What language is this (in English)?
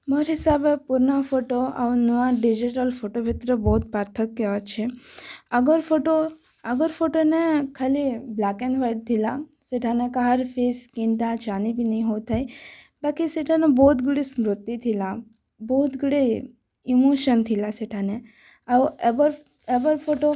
Odia